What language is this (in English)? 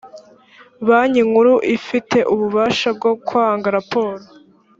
Kinyarwanda